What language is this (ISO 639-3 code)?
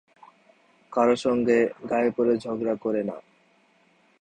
ben